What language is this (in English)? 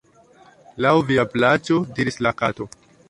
Esperanto